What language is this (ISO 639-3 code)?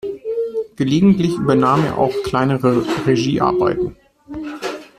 deu